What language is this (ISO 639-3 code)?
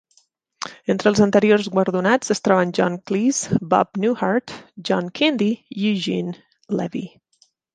cat